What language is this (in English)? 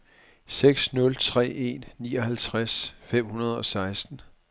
Danish